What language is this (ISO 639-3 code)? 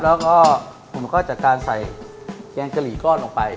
tha